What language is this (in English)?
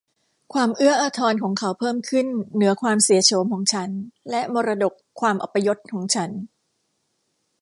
Thai